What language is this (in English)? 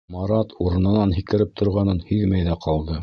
Bashkir